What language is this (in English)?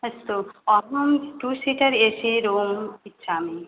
Sanskrit